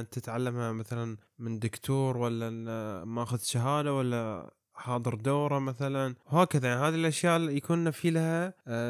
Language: Arabic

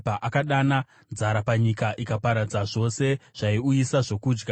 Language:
Shona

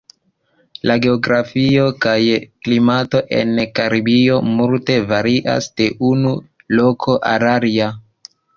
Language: Esperanto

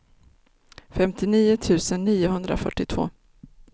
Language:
Swedish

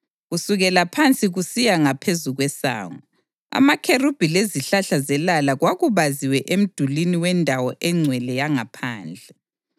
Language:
North Ndebele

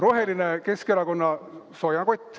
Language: Estonian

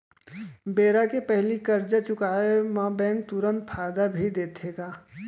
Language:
Chhattisgarhi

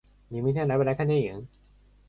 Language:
Chinese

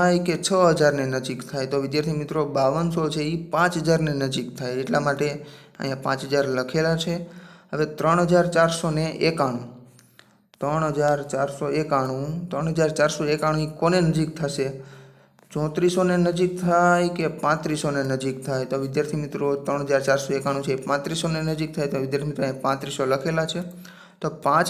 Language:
Hindi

